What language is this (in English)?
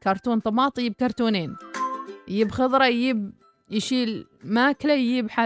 Arabic